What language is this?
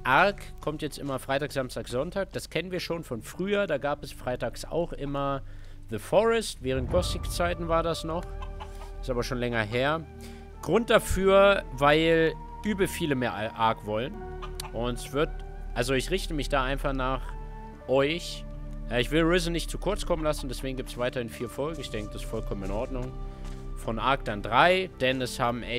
German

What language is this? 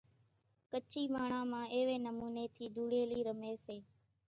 Kachi Koli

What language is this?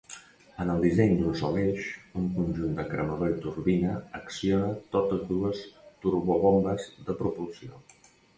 Catalan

